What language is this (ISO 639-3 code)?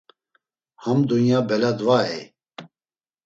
lzz